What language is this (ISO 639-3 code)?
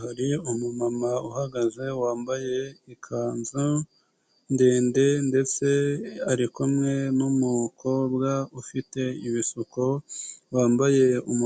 kin